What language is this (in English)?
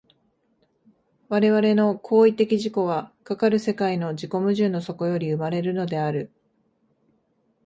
Japanese